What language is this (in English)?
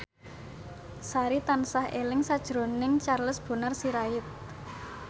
Javanese